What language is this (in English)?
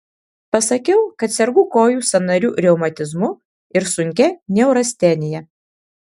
Lithuanian